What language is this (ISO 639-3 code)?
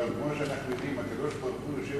heb